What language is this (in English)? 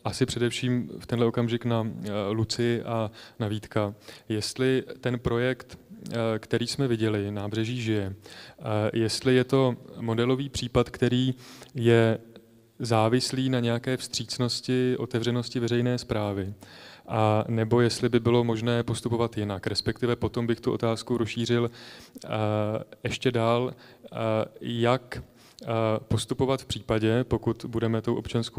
Czech